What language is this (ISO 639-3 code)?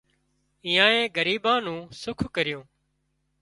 kxp